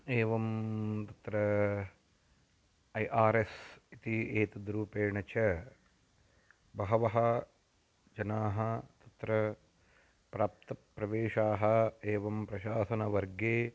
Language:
Sanskrit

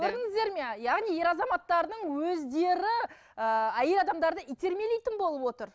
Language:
Kazakh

